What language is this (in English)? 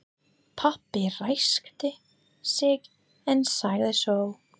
Icelandic